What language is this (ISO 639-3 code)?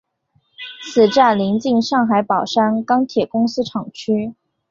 zho